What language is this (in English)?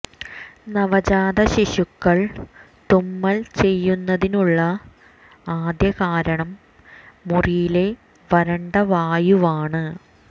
Malayalam